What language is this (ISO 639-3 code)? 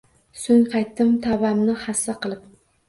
uzb